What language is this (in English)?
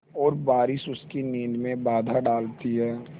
Hindi